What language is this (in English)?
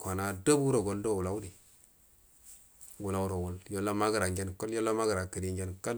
Buduma